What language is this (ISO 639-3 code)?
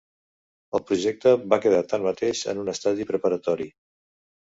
cat